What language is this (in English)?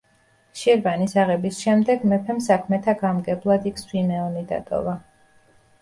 Georgian